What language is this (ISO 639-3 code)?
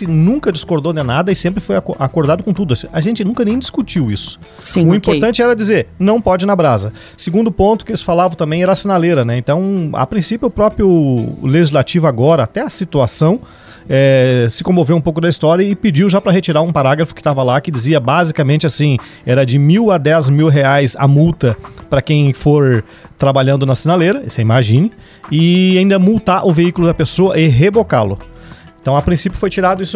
por